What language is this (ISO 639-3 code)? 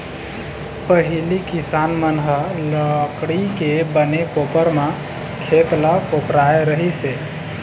hne